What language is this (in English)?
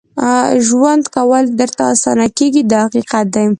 Pashto